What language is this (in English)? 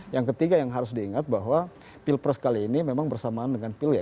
Indonesian